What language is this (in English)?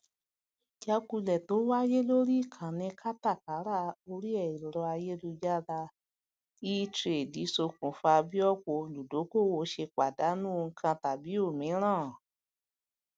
Yoruba